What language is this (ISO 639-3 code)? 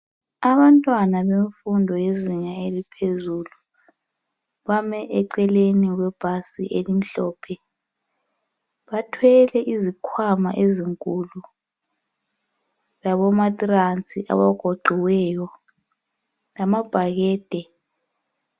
nde